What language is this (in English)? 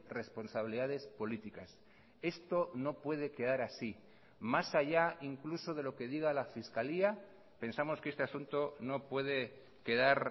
Spanish